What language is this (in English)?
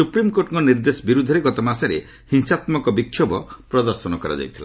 Odia